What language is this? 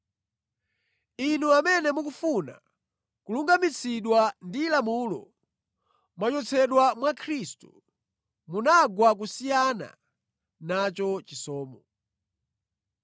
Nyanja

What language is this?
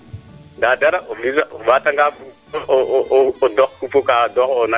Serer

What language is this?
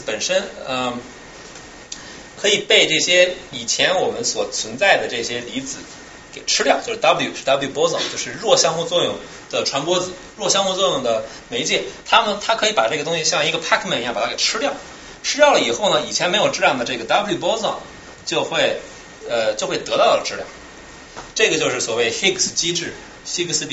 Chinese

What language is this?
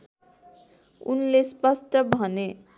Nepali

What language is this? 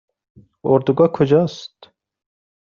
Persian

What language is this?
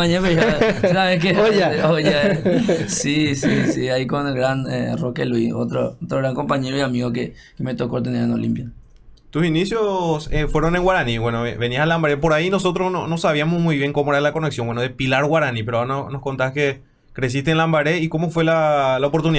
Spanish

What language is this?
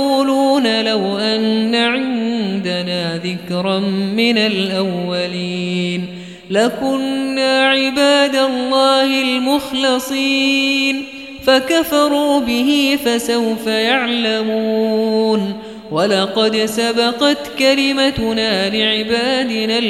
Arabic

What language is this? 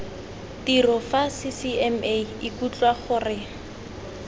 Tswana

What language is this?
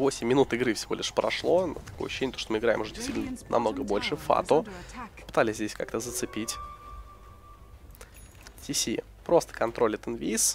Russian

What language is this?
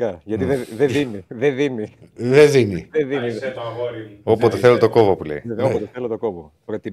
Greek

